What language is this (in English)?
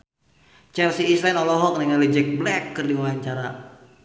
Sundanese